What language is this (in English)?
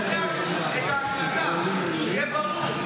Hebrew